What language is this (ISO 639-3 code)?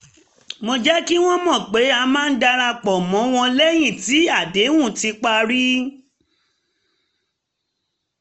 yor